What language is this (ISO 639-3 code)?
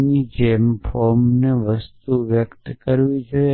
guj